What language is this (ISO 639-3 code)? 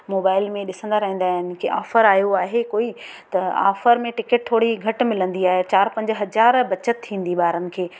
snd